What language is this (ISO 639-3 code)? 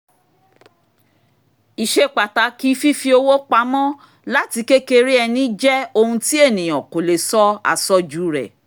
yor